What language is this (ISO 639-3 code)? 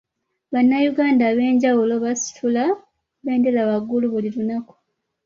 lug